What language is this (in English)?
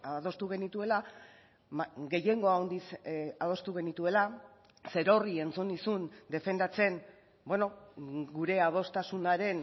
Basque